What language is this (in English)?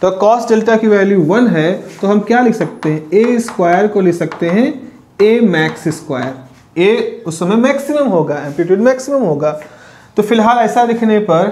Hindi